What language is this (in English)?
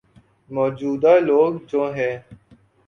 Urdu